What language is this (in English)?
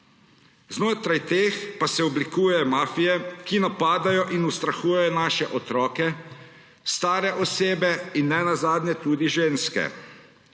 Slovenian